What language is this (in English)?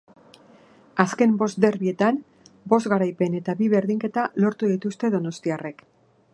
Basque